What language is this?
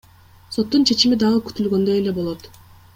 Kyrgyz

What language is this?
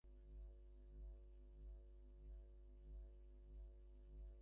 Bangla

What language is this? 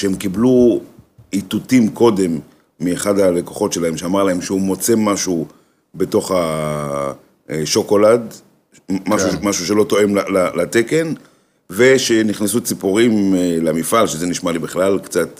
Hebrew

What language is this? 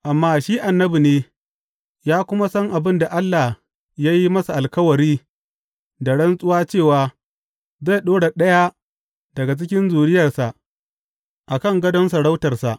Hausa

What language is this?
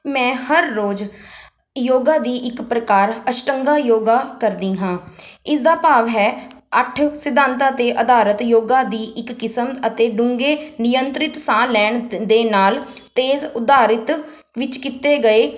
Punjabi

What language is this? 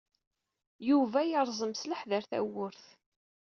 Kabyle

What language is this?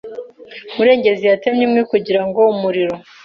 Kinyarwanda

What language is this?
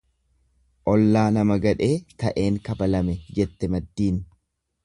Oromo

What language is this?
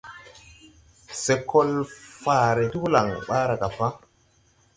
Tupuri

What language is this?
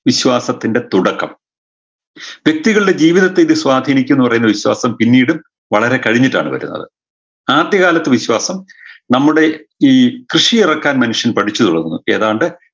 Malayalam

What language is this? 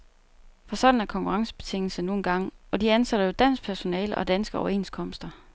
Danish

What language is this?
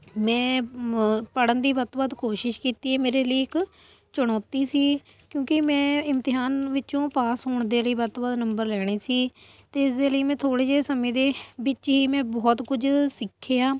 Punjabi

